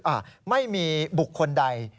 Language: Thai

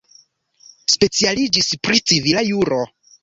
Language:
Esperanto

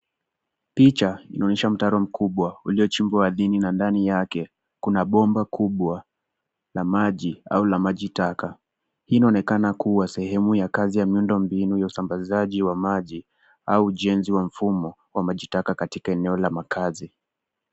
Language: Swahili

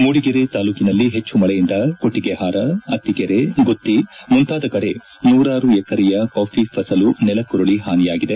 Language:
Kannada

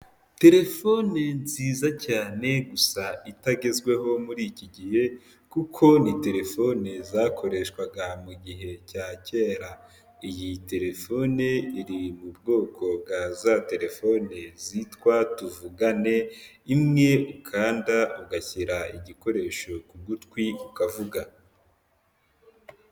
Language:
Kinyarwanda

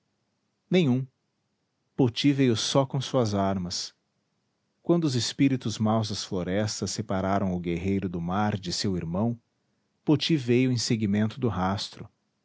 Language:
Portuguese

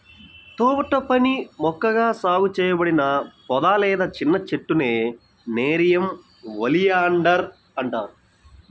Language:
Telugu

